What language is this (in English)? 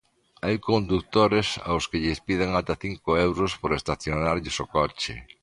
Galician